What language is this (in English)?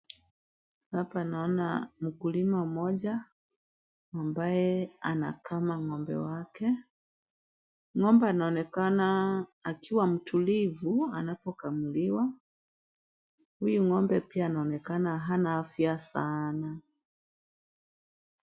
Swahili